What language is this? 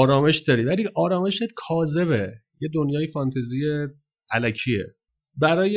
Persian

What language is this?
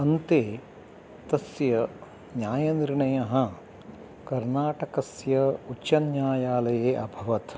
Sanskrit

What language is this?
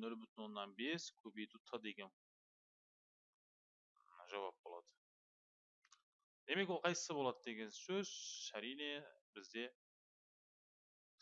Turkish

